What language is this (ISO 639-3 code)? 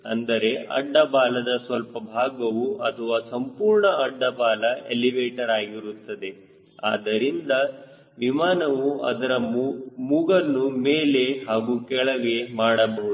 kan